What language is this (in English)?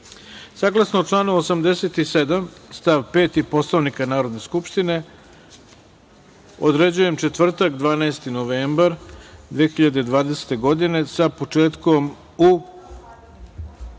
Serbian